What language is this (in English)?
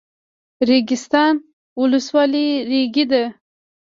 Pashto